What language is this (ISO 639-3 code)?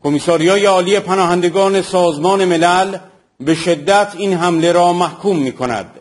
fas